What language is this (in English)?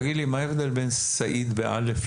Hebrew